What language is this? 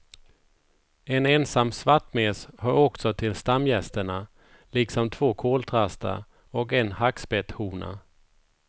Swedish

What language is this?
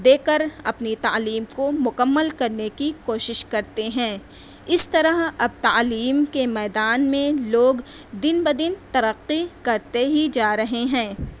Urdu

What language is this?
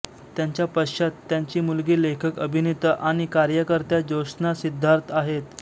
Marathi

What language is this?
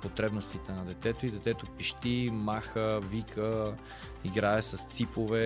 Bulgarian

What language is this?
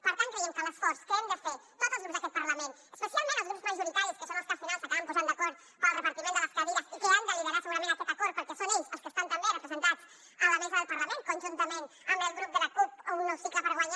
Catalan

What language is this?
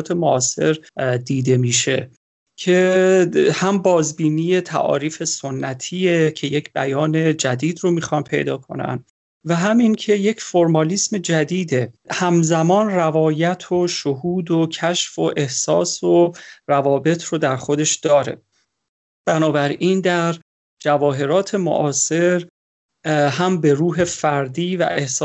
Persian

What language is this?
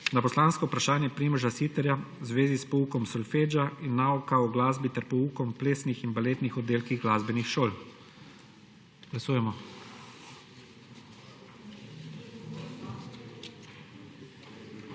Slovenian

